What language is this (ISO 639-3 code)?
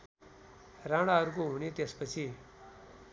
nep